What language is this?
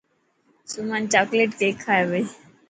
Dhatki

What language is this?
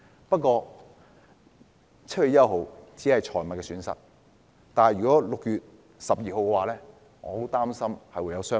Cantonese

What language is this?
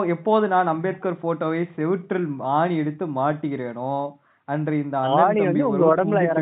Tamil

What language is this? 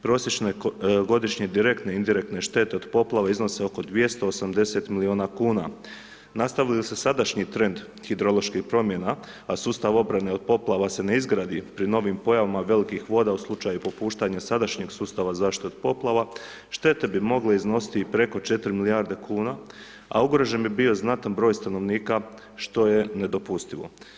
Croatian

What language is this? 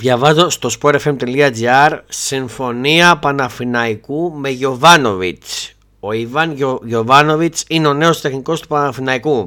Greek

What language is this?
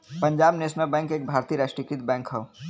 Bhojpuri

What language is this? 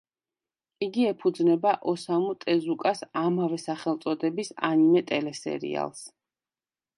Georgian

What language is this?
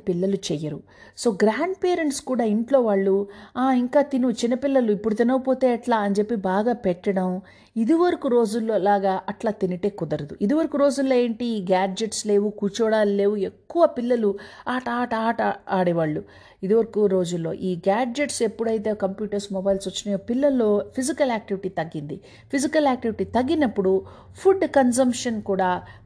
Telugu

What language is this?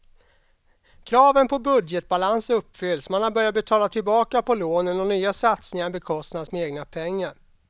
Swedish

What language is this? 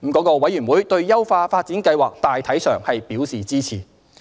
Cantonese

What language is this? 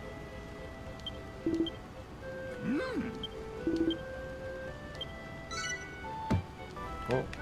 Korean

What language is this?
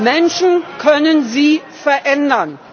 German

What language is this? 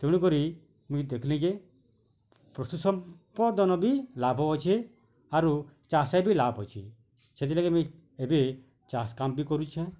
Odia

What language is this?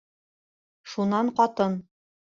Bashkir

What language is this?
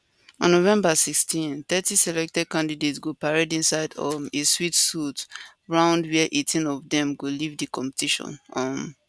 Nigerian Pidgin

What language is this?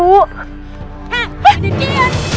Indonesian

